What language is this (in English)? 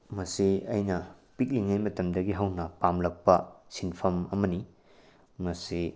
Manipuri